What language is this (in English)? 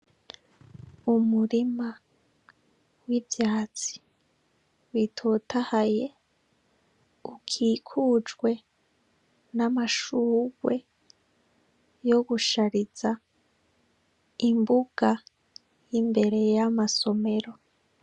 Rundi